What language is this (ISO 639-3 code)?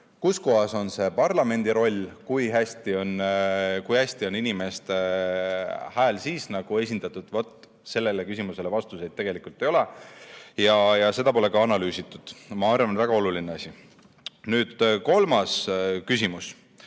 est